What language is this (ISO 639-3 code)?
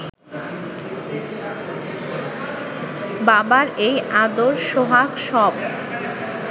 ben